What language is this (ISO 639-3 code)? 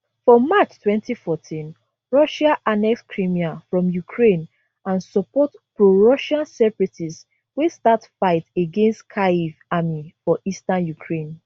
pcm